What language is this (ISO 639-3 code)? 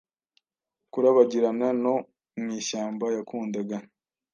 kin